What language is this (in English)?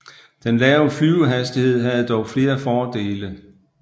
Danish